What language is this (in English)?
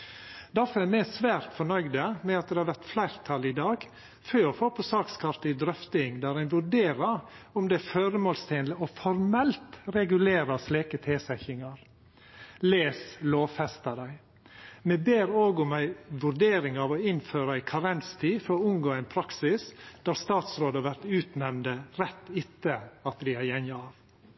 Norwegian Nynorsk